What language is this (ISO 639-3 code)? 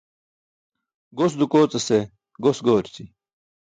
bsk